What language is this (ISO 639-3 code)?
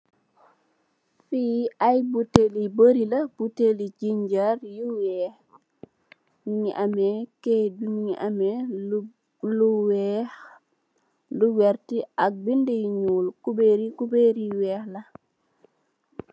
wol